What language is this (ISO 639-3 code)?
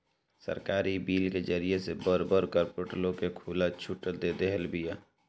bho